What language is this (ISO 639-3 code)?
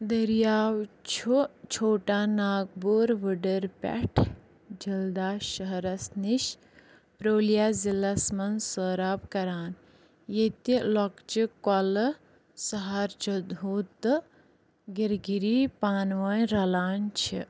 kas